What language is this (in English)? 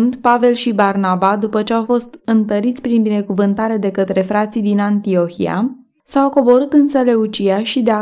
Romanian